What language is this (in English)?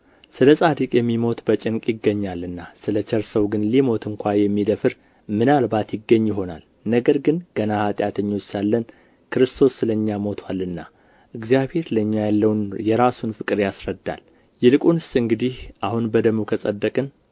Amharic